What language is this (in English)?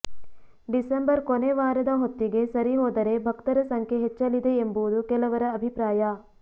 Kannada